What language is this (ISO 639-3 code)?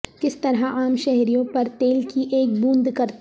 urd